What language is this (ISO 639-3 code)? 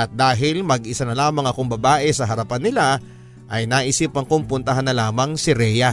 fil